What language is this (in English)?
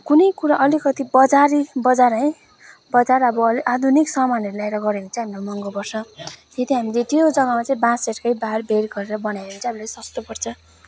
Nepali